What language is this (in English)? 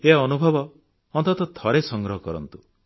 Odia